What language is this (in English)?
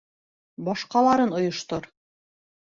Bashkir